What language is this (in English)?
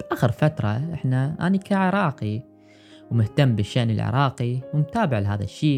Arabic